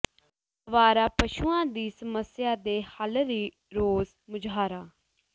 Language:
Punjabi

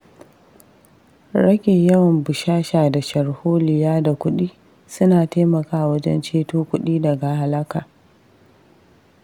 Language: Hausa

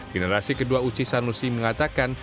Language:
Indonesian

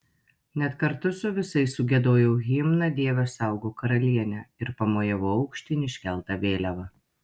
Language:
Lithuanian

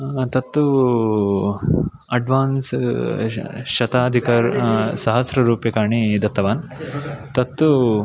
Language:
Sanskrit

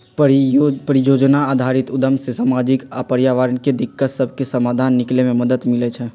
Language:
Magahi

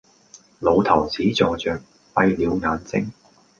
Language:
Cantonese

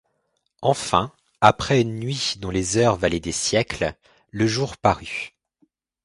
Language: French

